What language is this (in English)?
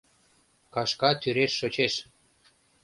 Mari